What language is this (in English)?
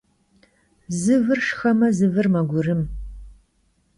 Kabardian